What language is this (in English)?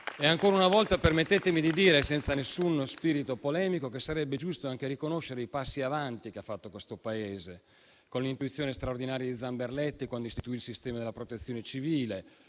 Italian